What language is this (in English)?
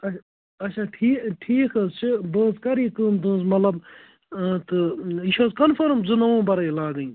Kashmiri